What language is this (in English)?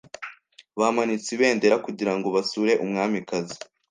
Kinyarwanda